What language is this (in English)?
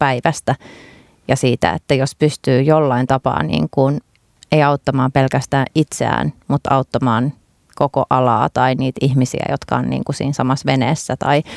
Finnish